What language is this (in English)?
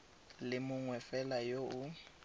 Tswana